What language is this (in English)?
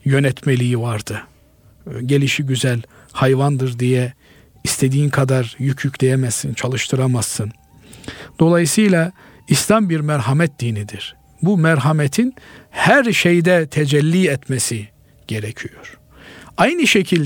Turkish